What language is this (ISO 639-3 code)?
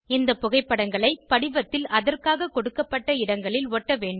tam